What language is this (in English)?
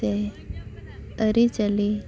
Santali